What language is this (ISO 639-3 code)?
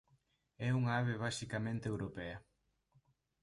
glg